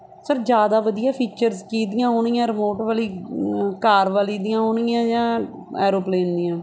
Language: Punjabi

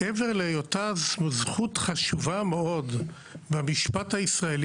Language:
Hebrew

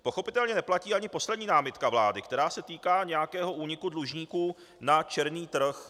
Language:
Czech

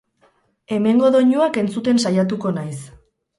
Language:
Basque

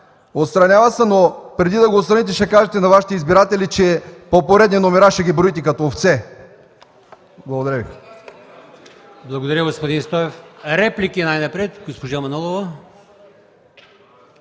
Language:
Bulgarian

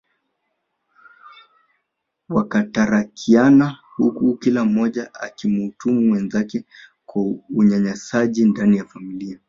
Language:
Swahili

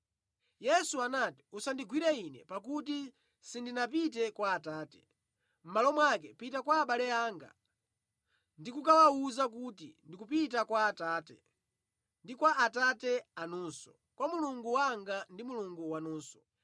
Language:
Nyanja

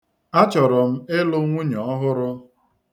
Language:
Igbo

